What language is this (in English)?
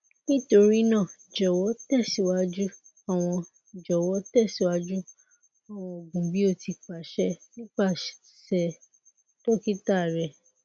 Yoruba